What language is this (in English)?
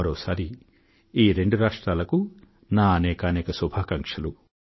Telugu